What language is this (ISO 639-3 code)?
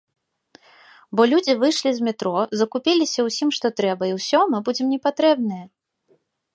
bel